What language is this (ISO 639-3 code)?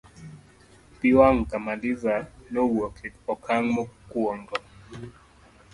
luo